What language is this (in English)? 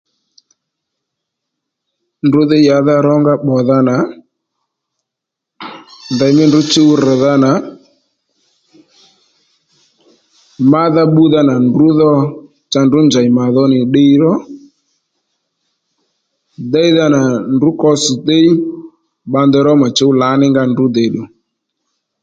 Lendu